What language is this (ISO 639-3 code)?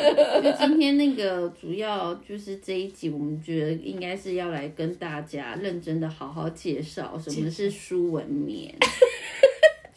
zho